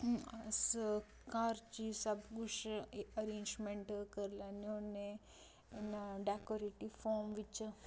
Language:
Dogri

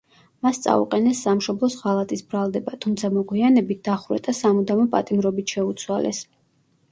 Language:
Georgian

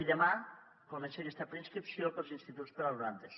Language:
Catalan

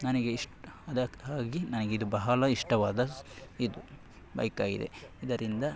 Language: Kannada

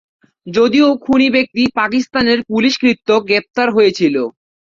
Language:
Bangla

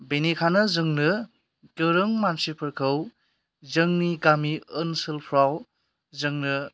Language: Bodo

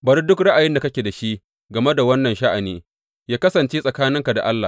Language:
Hausa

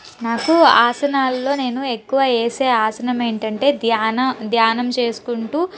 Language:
Telugu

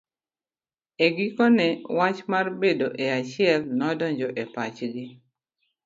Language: Luo (Kenya and Tanzania)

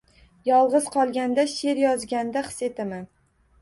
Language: Uzbek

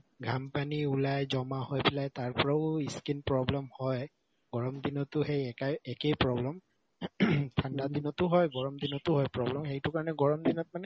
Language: Assamese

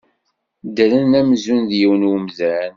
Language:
Kabyle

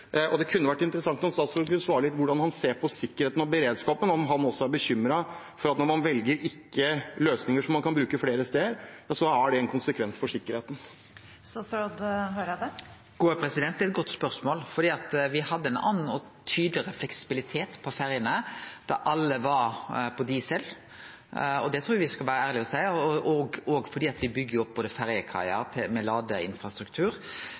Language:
Norwegian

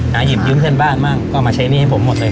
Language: Thai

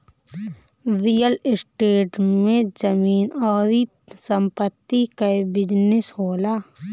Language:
Bhojpuri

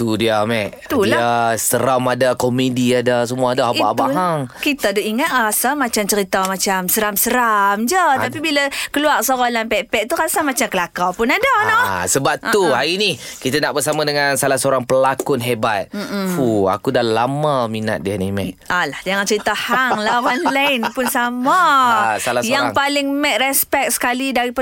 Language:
Malay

